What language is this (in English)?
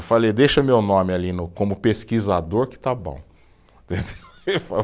Portuguese